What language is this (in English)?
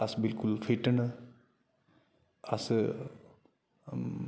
Dogri